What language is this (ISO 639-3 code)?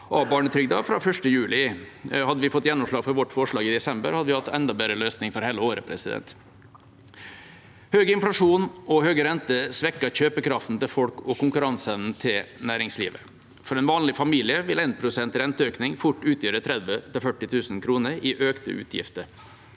nor